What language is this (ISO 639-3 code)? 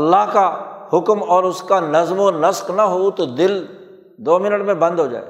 urd